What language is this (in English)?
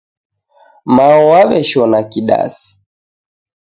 Taita